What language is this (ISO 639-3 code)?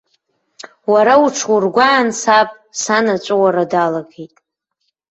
abk